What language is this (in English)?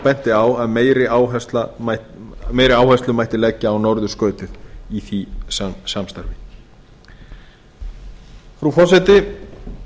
Icelandic